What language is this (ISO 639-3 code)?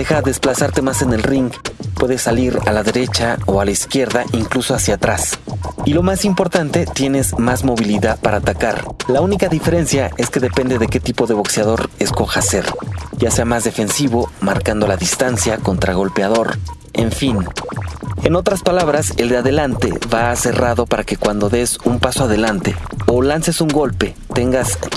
spa